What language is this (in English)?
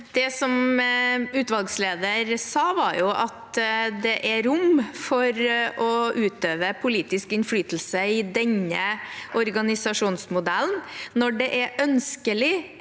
Norwegian